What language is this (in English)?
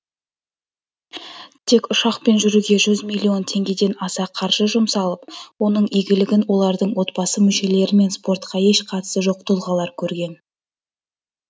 Kazakh